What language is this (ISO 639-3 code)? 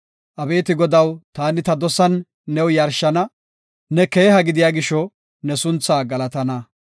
gof